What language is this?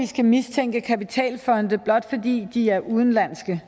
Danish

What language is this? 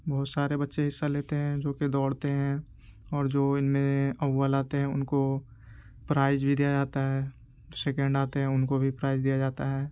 Urdu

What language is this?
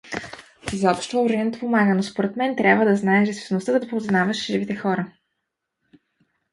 Bulgarian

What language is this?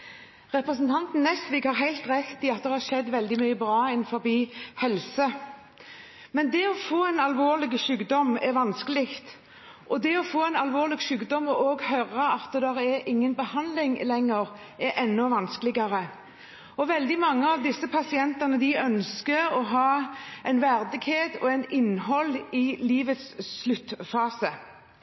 Norwegian Bokmål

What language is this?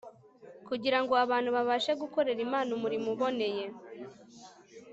Kinyarwanda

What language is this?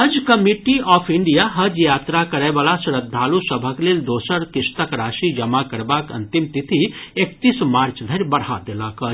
Maithili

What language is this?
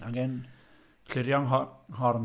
Welsh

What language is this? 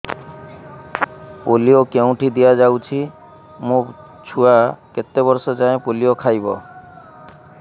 Odia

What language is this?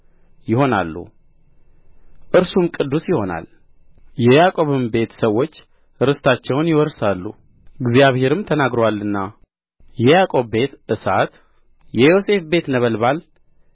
Amharic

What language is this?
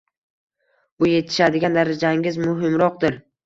Uzbek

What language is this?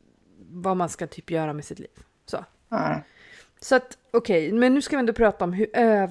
Swedish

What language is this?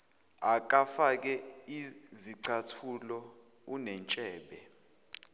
Zulu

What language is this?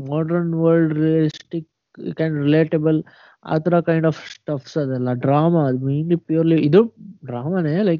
Kannada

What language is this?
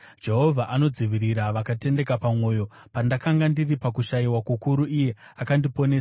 Shona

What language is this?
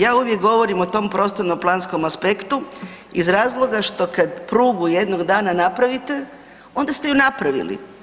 Croatian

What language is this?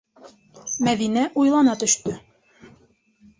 Bashkir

